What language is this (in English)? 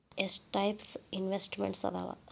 Kannada